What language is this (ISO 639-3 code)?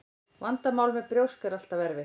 isl